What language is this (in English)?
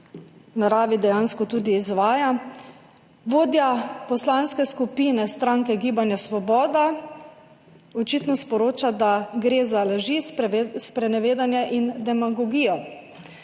Slovenian